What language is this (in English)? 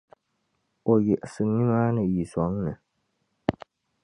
Dagbani